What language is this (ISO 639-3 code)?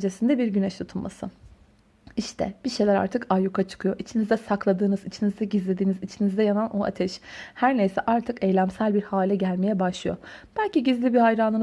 tur